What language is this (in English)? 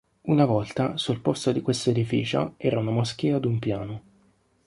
Italian